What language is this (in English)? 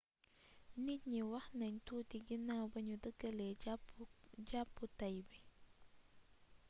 Wolof